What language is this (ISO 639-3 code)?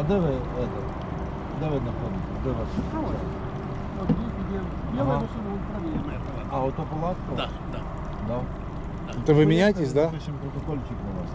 rus